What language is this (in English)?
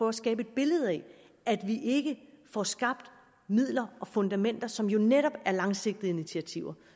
Danish